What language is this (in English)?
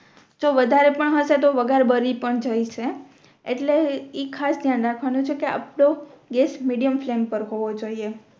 Gujarati